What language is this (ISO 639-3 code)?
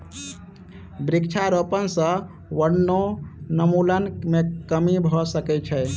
mai